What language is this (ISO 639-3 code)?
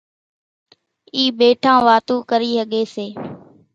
gjk